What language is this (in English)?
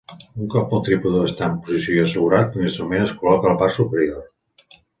Catalan